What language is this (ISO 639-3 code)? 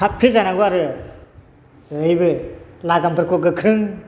brx